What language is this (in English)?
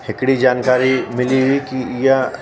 Sindhi